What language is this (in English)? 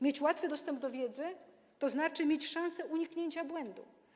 Polish